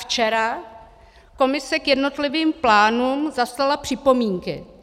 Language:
Czech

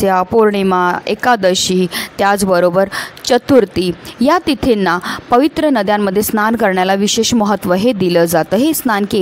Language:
Marathi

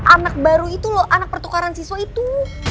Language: Indonesian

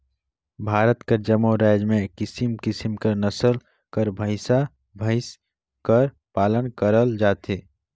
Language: Chhattisgarhi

